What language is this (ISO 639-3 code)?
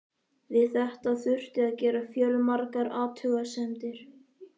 isl